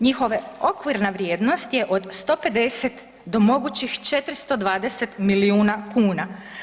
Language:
Croatian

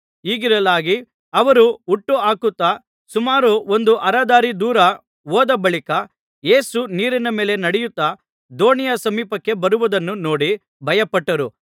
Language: Kannada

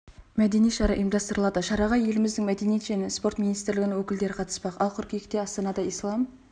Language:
Kazakh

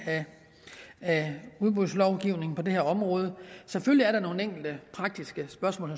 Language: Danish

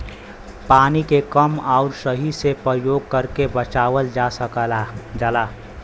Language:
Bhojpuri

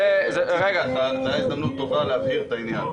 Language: Hebrew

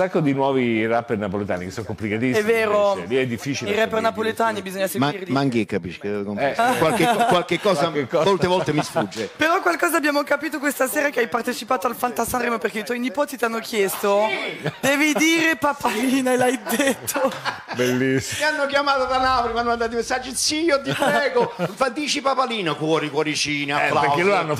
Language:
Italian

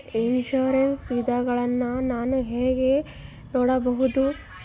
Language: Kannada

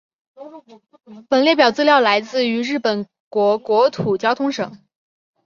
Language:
Chinese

